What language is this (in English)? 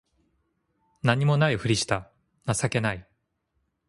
Japanese